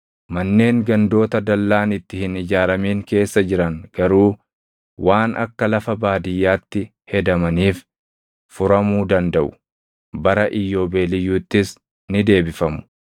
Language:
Oromo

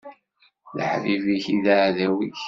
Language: Kabyle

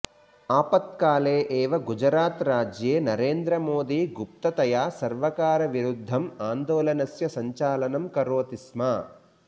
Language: Sanskrit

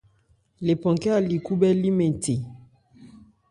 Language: Ebrié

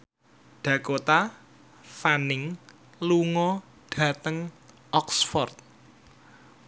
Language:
Javanese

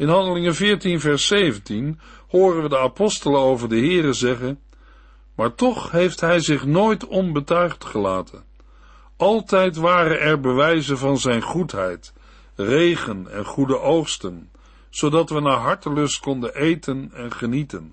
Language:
Dutch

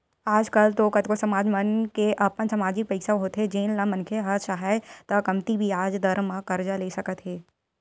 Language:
Chhattisgarhi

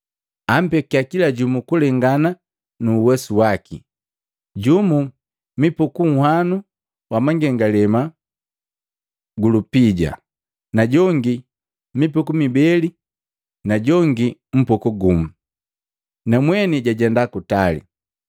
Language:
Matengo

